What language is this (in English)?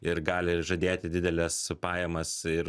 Lithuanian